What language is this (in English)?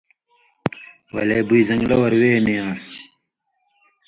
Indus Kohistani